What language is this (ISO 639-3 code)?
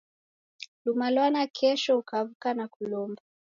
dav